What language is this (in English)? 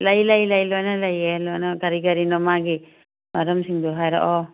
Manipuri